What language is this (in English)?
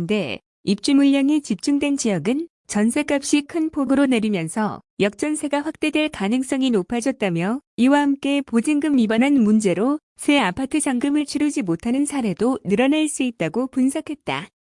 Korean